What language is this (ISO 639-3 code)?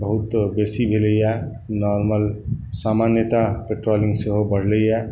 mai